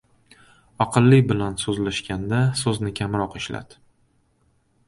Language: Uzbek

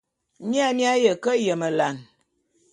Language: Bulu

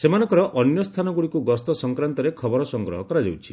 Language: Odia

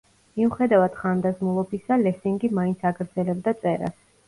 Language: Georgian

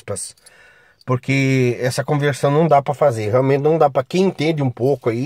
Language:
Portuguese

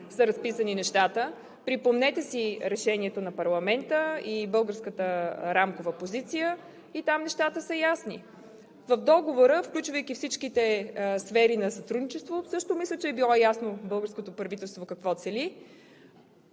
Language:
Bulgarian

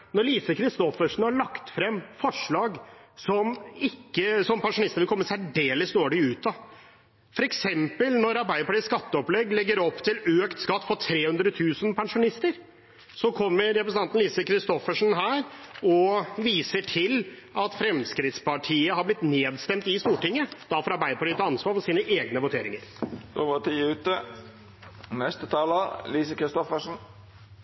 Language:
Norwegian Bokmål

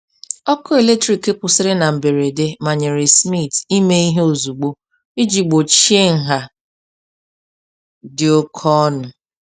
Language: Igbo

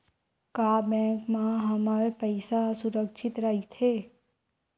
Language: Chhattisgarhi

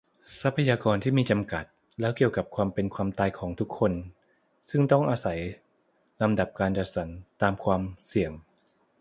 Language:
Thai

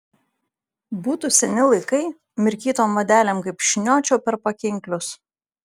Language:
Lithuanian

